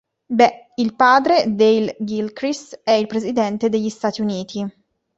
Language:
Italian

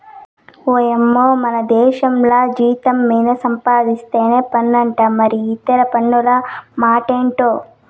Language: Telugu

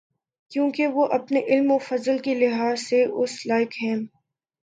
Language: Urdu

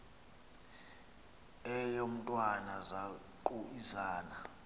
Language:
Xhosa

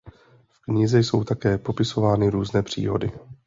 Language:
Czech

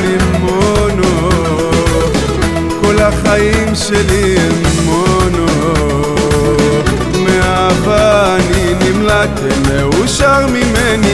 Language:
Hebrew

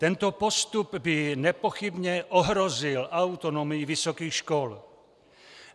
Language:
Czech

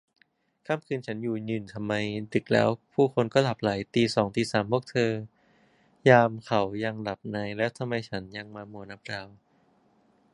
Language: Thai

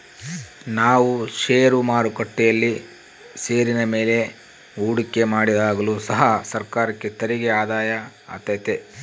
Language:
Kannada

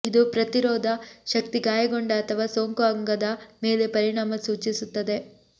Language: Kannada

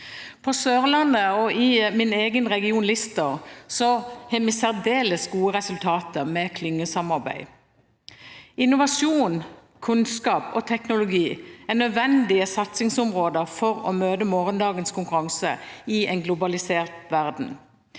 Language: Norwegian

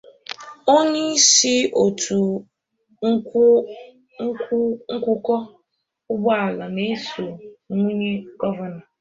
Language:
Igbo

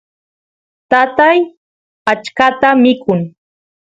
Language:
Santiago del Estero Quichua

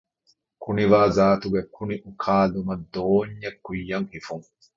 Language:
Divehi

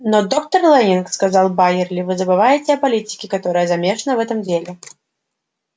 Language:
Russian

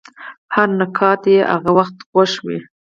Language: Pashto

